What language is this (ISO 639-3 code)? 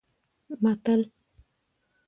pus